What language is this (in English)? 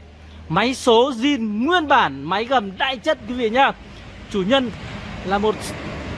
Vietnamese